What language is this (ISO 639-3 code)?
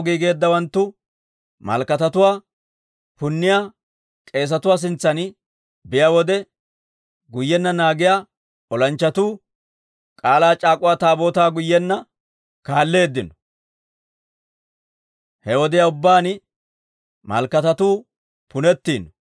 dwr